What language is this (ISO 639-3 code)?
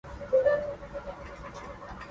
zho